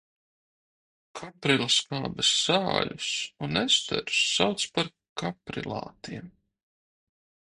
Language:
Latvian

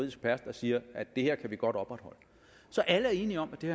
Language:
Danish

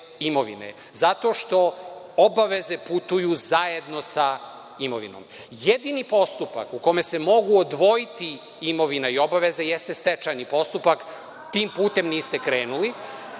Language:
Serbian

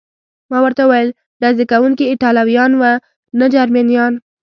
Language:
Pashto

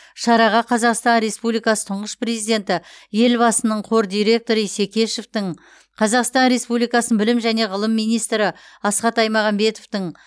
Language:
Kazakh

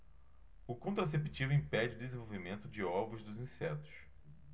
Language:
Portuguese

